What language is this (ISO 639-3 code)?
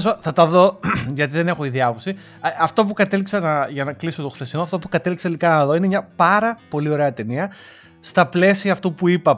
ell